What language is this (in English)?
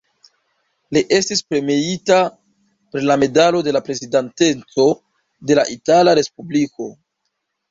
Esperanto